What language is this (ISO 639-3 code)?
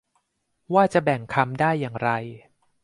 tha